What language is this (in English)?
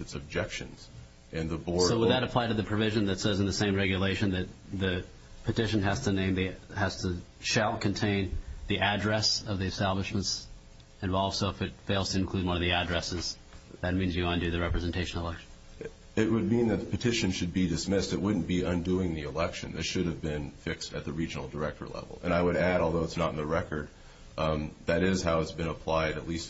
English